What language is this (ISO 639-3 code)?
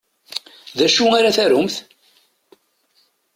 kab